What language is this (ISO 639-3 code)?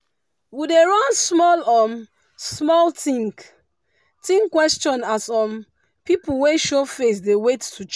pcm